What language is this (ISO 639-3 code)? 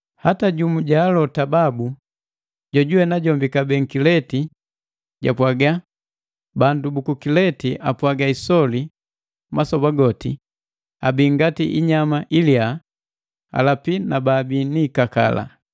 mgv